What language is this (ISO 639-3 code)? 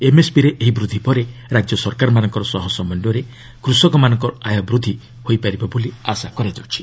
ori